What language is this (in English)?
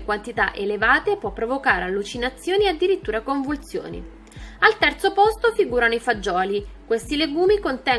Italian